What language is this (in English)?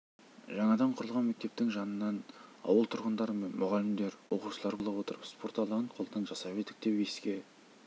Kazakh